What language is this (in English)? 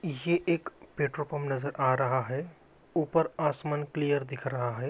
Magahi